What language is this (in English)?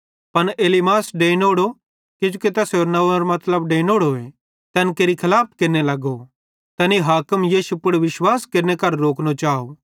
Bhadrawahi